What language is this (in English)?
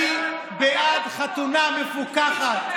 Hebrew